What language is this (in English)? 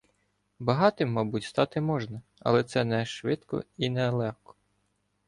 Ukrainian